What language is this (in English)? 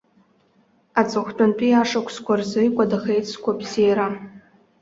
Abkhazian